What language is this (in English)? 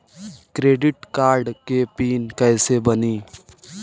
Bhojpuri